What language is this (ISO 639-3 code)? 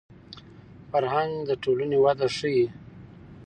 pus